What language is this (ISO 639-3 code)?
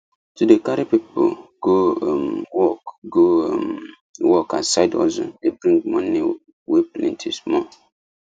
pcm